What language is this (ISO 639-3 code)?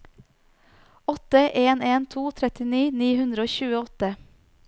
nor